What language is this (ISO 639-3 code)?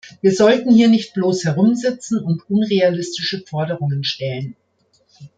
deu